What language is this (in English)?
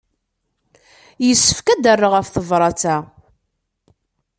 Kabyle